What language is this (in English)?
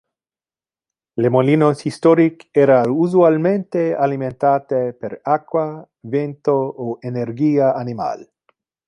Interlingua